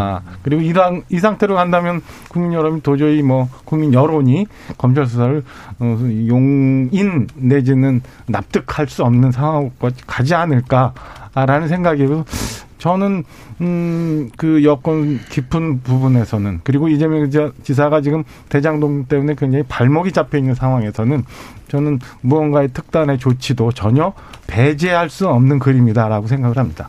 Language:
Korean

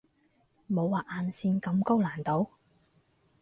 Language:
Cantonese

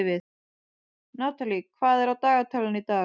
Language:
Icelandic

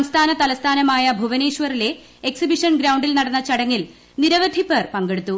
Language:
Malayalam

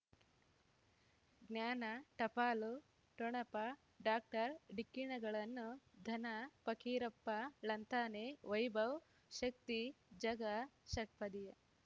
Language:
Kannada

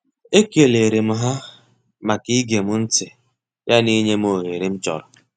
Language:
Igbo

